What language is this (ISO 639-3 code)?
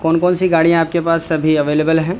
urd